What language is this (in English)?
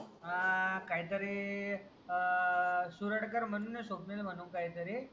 Marathi